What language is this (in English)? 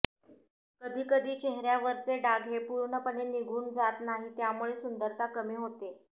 Marathi